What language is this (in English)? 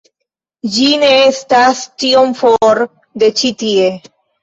Esperanto